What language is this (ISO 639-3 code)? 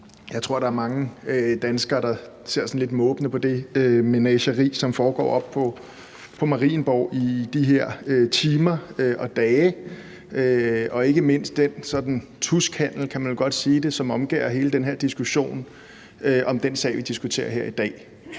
dan